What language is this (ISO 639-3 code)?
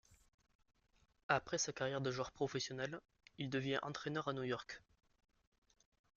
fra